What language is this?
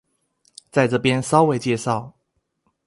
Chinese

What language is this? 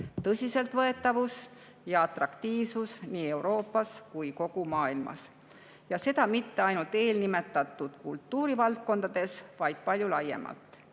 Estonian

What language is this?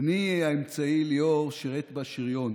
Hebrew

